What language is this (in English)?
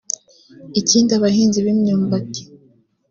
Kinyarwanda